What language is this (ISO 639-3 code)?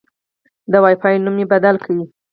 pus